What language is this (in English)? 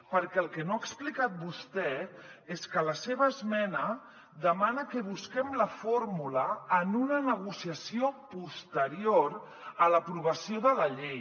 Catalan